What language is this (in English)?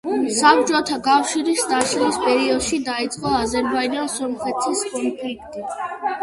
Georgian